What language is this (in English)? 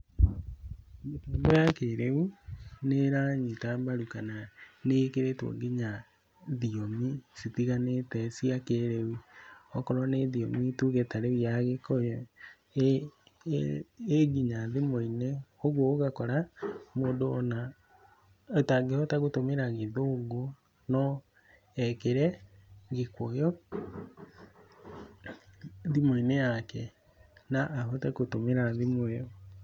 Kikuyu